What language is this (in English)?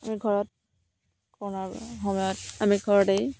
Assamese